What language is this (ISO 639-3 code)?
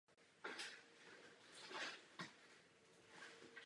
ces